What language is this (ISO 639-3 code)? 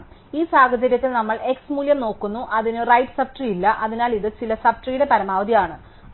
mal